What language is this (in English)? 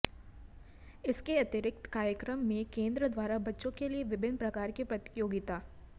Hindi